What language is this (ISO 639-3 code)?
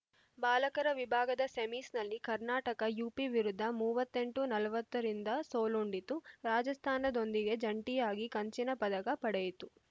kan